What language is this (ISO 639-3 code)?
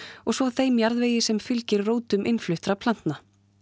isl